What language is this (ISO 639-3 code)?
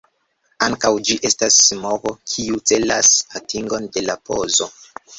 epo